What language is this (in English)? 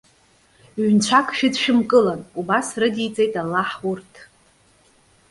Abkhazian